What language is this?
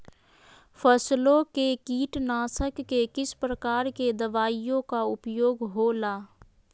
Magahi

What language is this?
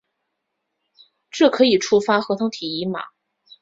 Chinese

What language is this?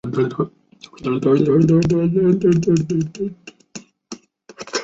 Chinese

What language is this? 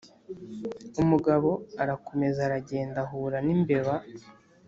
Kinyarwanda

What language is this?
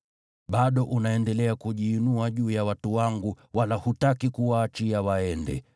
Swahili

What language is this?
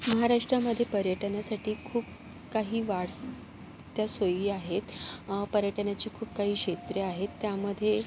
Marathi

